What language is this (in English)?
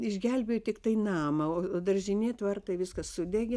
Lithuanian